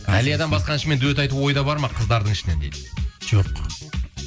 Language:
Kazakh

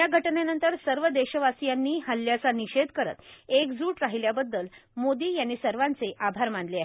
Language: Marathi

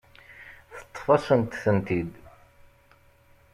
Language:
Kabyle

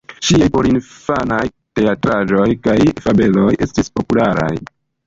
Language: Esperanto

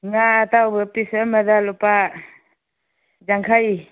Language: Manipuri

